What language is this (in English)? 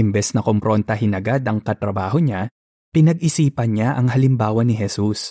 Filipino